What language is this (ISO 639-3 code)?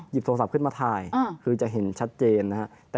tha